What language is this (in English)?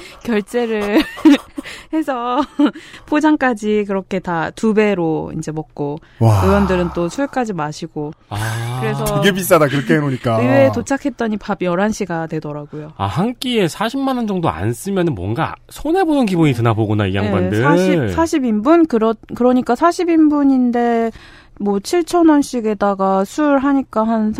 Korean